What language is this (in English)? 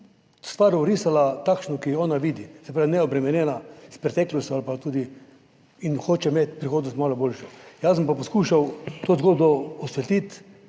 Slovenian